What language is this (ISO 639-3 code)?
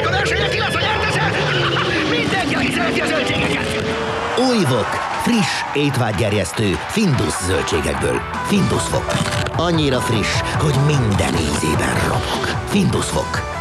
hun